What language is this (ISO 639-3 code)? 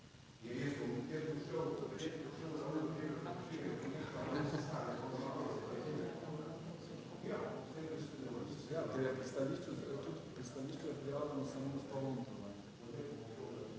slv